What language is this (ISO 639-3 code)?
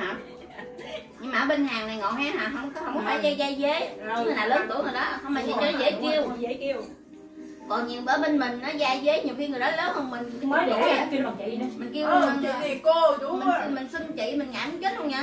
vie